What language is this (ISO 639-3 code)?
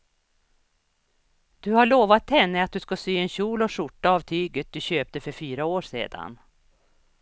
swe